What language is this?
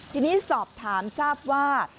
Thai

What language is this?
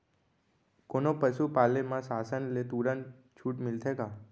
Chhattisgarhi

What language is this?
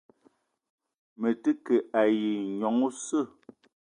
Eton (Cameroon)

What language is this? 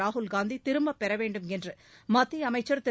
Tamil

